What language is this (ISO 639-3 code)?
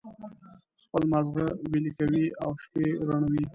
pus